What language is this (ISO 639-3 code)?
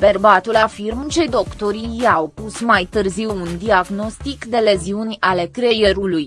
ron